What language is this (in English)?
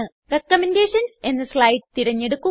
Malayalam